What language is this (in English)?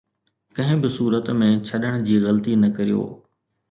Sindhi